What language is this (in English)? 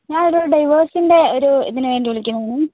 Malayalam